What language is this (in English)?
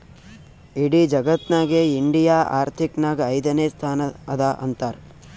Kannada